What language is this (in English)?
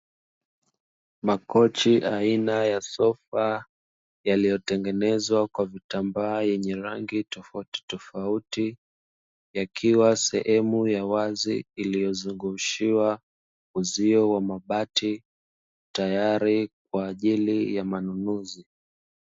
Swahili